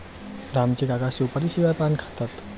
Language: Marathi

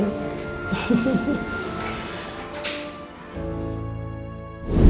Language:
Indonesian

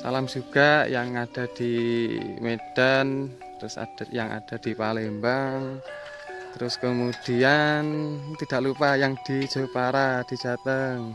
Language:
Indonesian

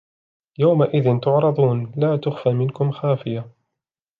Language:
Arabic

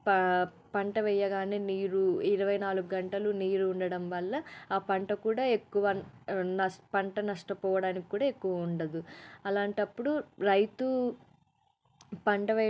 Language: Telugu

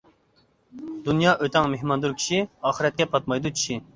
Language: Uyghur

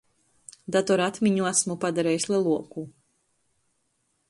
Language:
Latgalian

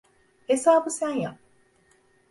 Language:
Turkish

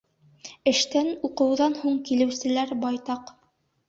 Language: Bashkir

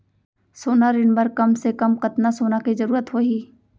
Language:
Chhattisgarhi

